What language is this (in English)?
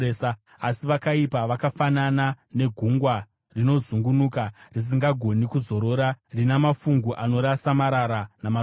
Shona